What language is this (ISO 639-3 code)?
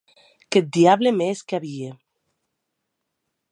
oci